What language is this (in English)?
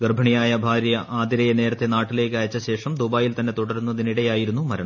Malayalam